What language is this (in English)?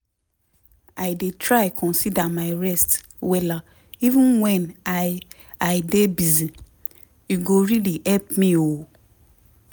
Nigerian Pidgin